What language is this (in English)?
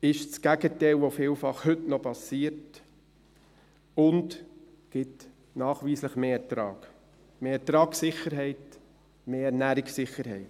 Swiss German